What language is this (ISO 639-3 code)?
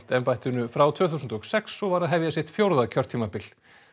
isl